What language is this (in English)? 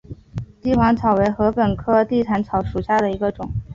Chinese